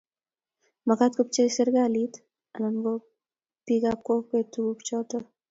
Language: Kalenjin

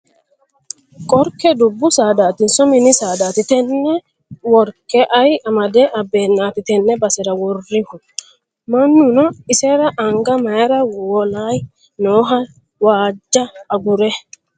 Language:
Sidamo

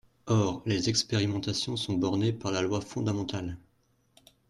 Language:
French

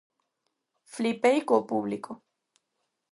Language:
Galician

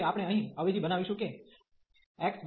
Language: Gujarati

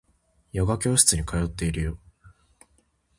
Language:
Japanese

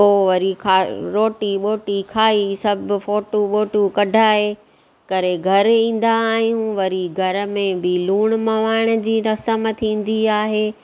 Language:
Sindhi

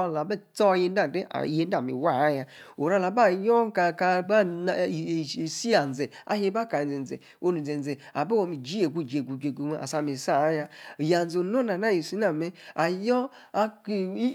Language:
Yace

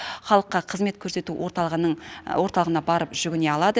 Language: Kazakh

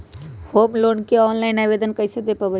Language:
Magahi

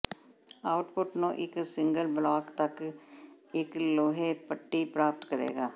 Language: Punjabi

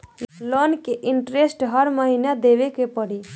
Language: Bhojpuri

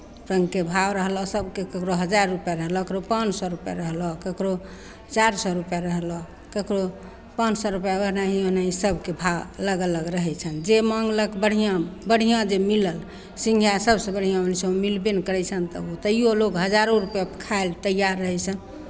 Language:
Maithili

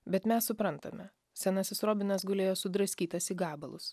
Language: Lithuanian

